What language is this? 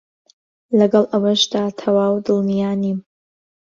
Central Kurdish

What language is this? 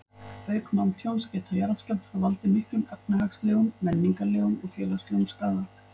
Icelandic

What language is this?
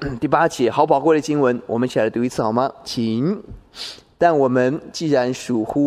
Chinese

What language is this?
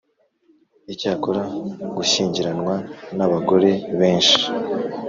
Kinyarwanda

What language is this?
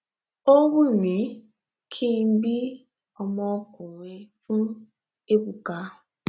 Yoruba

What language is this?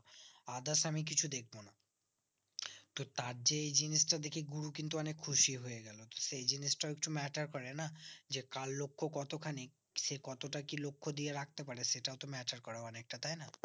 Bangla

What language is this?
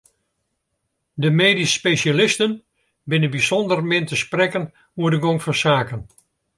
Western Frisian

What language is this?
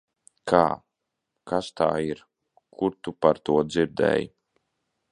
Latvian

